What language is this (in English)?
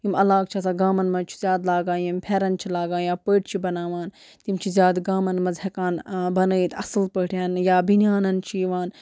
Kashmiri